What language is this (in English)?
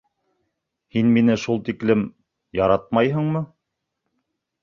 Bashkir